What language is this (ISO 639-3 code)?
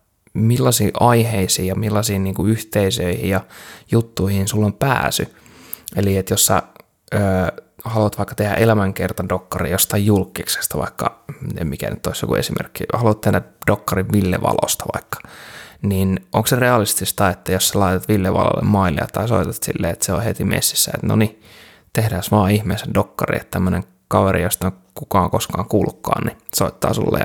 fin